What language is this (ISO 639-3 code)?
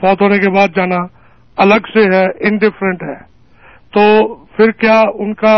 urd